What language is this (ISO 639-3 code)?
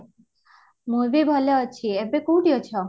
ori